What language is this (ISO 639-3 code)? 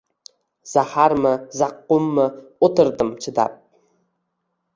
uzb